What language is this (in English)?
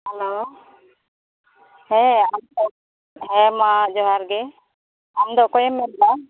Santali